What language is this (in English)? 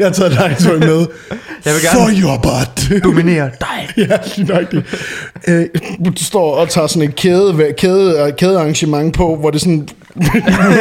Danish